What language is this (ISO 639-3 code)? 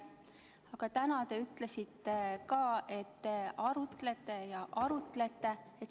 est